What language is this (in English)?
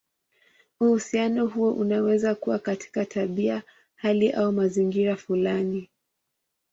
Swahili